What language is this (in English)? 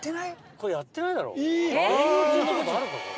Japanese